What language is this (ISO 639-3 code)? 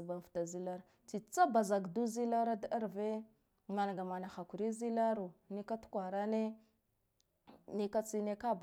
gdf